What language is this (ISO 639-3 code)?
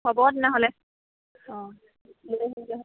asm